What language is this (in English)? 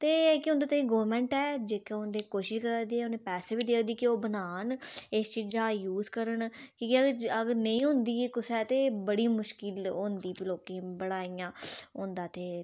Dogri